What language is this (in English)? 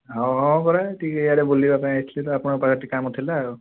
Odia